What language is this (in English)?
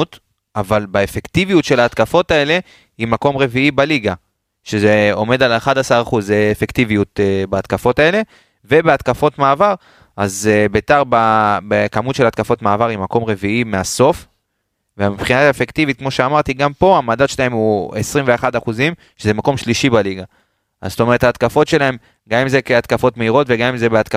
Hebrew